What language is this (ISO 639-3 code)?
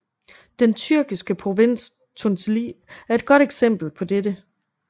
dan